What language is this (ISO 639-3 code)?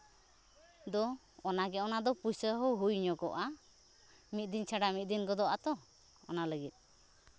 sat